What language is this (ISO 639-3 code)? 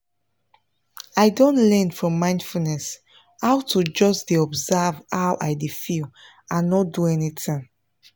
pcm